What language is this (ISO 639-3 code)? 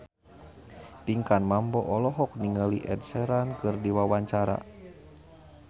sun